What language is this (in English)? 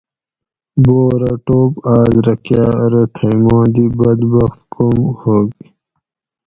Gawri